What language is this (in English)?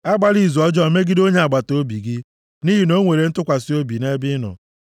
Igbo